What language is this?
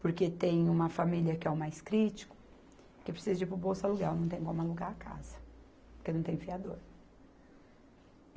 Portuguese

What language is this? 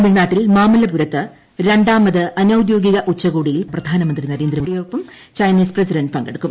Malayalam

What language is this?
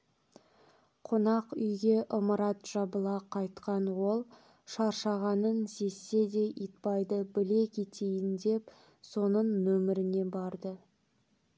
Kazakh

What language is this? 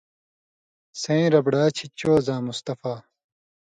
Indus Kohistani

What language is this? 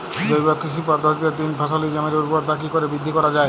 Bangla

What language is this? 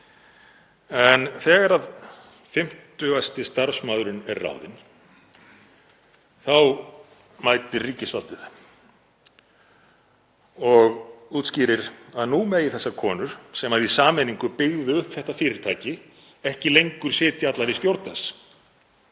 Icelandic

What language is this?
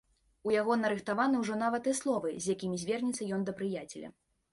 Belarusian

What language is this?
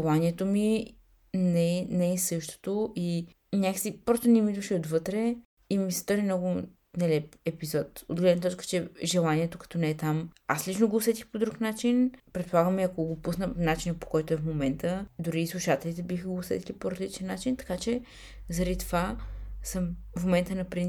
Bulgarian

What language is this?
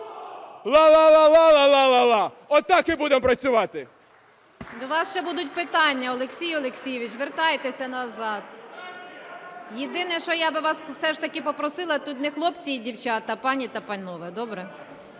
Ukrainian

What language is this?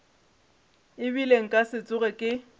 Northern Sotho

